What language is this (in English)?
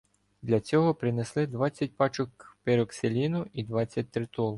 Ukrainian